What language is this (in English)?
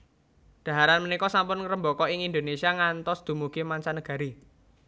Javanese